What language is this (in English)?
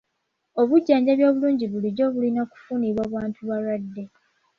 Ganda